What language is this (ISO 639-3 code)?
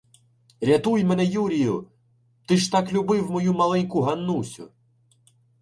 ukr